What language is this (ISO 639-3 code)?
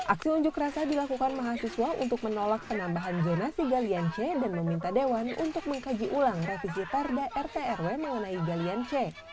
ind